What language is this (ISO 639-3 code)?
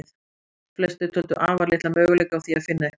isl